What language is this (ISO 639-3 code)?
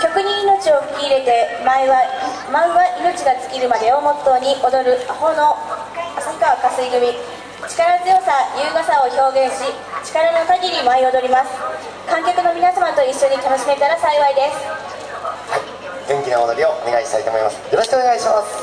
jpn